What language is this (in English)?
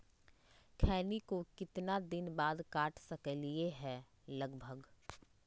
Magahi